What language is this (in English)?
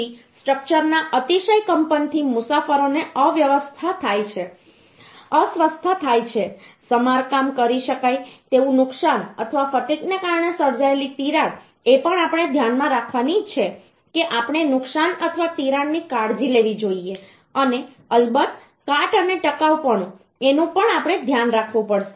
Gujarati